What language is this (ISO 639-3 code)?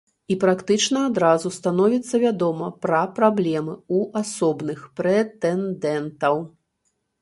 bel